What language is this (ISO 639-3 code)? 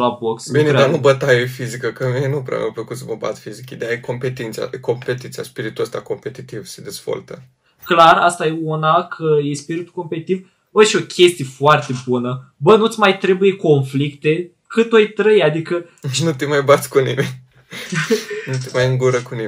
ron